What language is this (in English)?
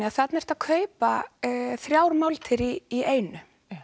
Icelandic